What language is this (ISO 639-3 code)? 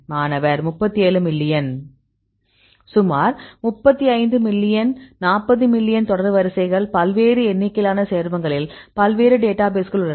tam